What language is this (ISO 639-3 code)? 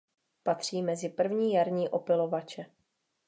ces